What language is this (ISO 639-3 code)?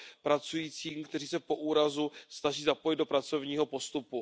ces